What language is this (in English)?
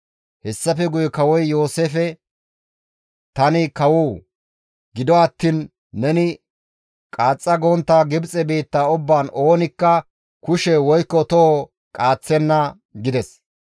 Gamo